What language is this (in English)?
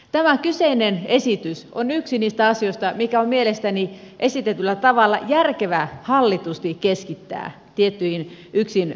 Finnish